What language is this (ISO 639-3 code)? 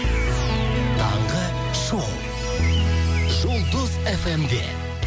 kaz